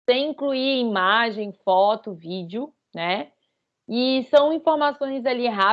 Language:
Portuguese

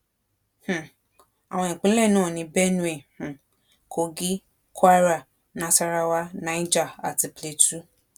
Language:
Yoruba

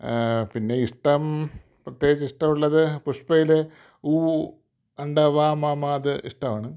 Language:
Malayalam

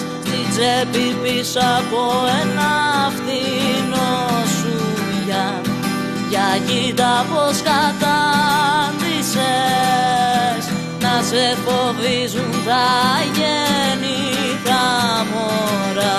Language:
Greek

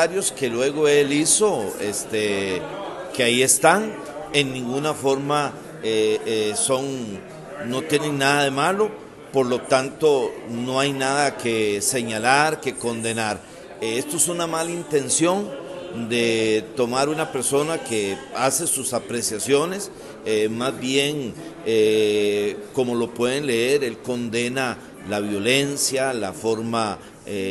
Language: Spanish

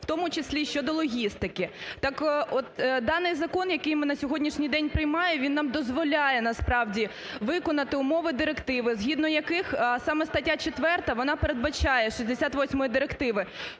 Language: Ukrainian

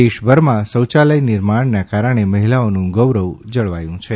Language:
Gujarati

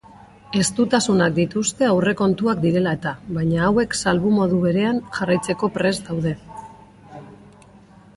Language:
Basque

